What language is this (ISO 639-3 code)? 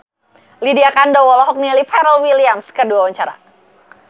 sun